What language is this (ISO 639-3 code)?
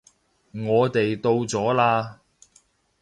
yue